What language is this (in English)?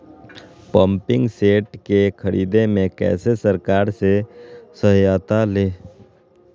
Magahi